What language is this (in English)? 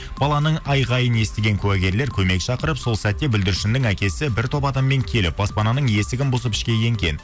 Kazakh